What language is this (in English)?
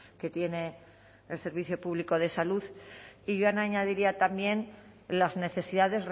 Spanish